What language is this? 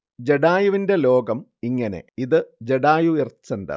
Malayalam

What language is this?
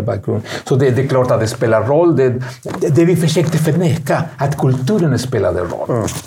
Swedish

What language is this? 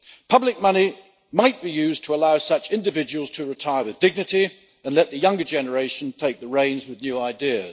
English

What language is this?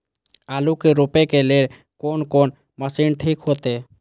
Maithili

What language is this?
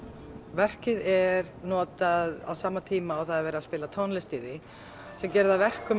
Icelandic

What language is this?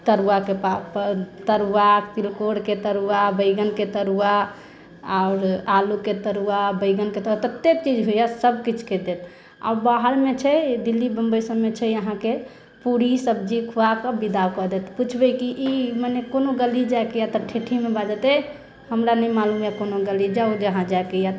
Maithili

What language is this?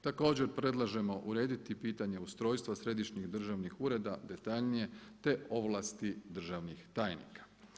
Croatian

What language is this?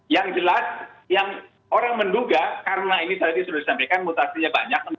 Indonesian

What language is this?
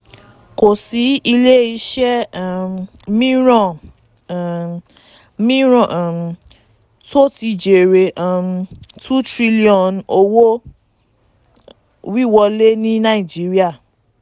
Yoruba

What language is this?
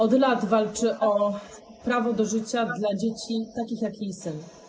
Polish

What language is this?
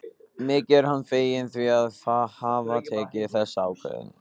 Icelandic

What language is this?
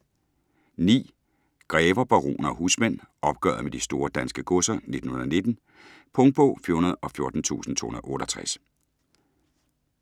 Danish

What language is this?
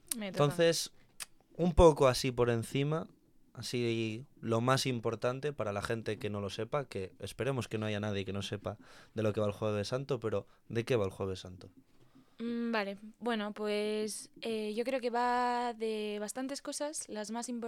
Spanish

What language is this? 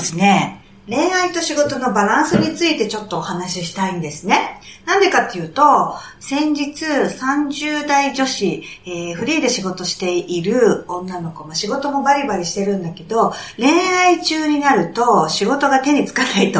Japanese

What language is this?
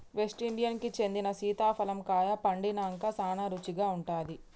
Telugu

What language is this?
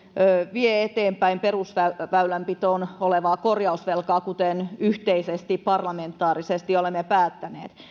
Finnish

